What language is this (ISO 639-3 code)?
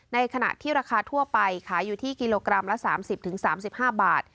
tha